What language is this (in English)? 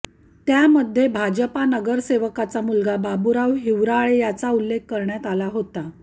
Marathi